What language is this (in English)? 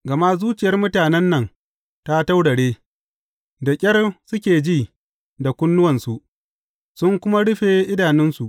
Hausa